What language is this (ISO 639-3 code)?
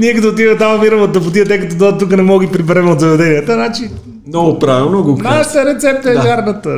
bul